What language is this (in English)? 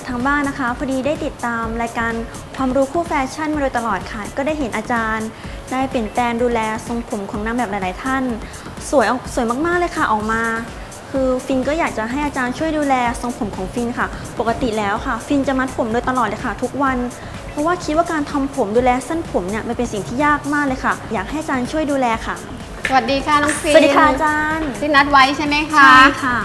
Thai